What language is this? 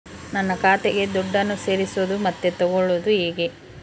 Kannada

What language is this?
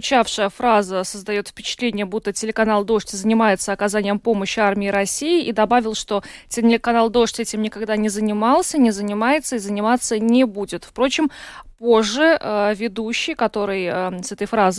Russian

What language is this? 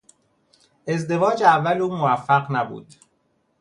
Persian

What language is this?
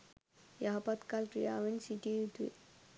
Sinhala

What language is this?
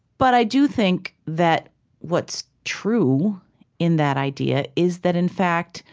English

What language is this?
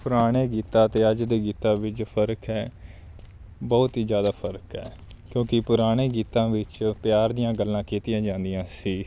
Punjabi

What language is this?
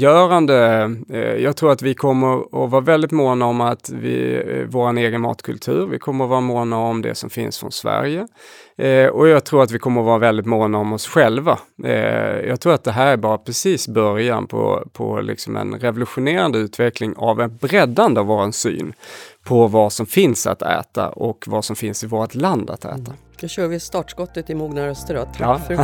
Swedish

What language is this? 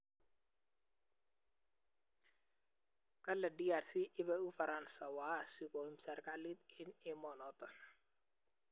Kalenjin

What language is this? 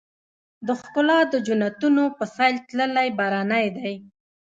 Pashto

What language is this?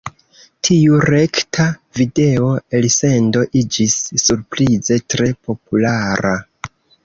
Esperanto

